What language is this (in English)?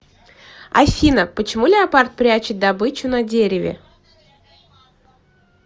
Russian